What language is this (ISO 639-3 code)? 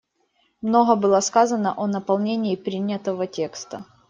rus